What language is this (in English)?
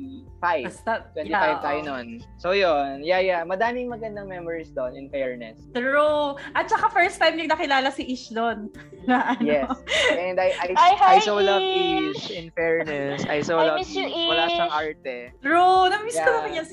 Filipino